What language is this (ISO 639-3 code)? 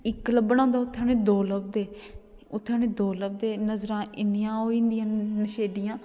doi